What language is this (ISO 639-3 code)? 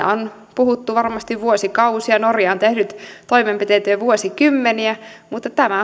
fin